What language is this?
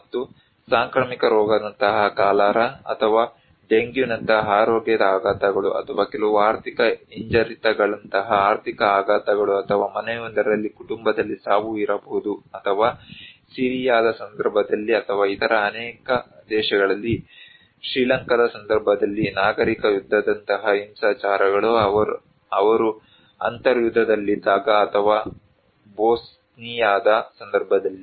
Kannada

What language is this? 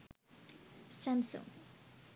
Sinhala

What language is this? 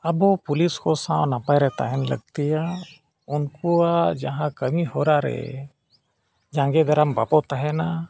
Santali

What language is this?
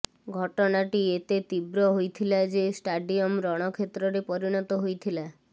Odia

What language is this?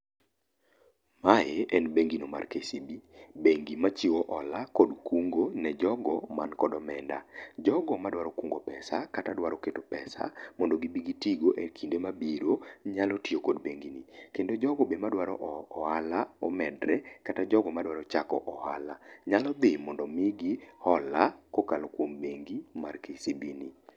Luo (Kenya and Tanzania)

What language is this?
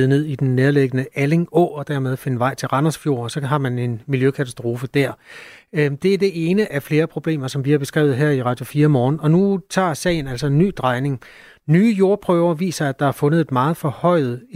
Danish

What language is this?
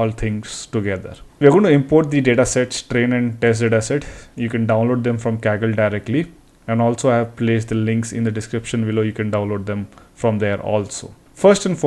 English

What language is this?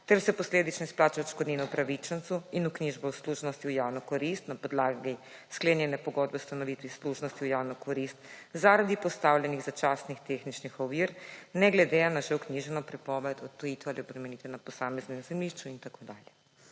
Slovenian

